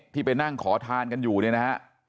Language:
Thai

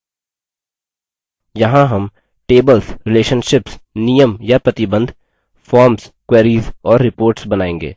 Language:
Hindi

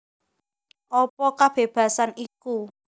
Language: Javanese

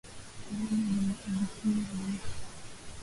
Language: Swahili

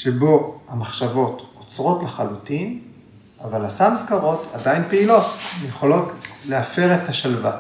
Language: Hebrew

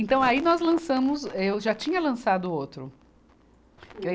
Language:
Portuguese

